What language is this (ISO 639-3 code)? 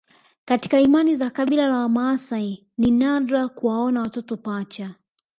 swa